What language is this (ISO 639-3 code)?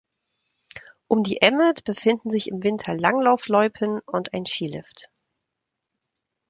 deu